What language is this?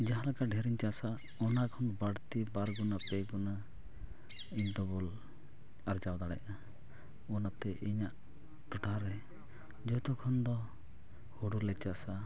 Santali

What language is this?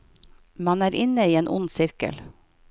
Norwegian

